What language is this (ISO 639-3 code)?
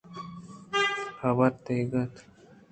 bgp